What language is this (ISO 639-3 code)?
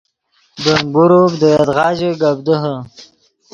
ydg